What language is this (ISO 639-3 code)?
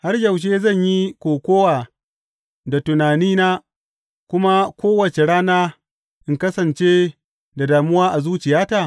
hau